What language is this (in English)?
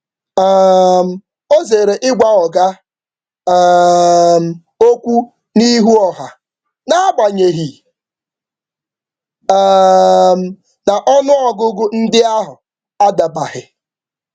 Igbo